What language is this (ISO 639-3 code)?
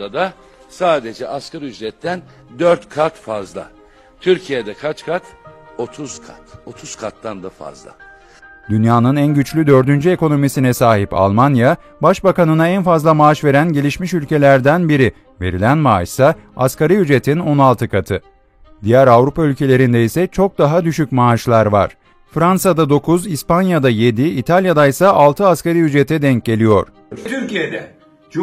tur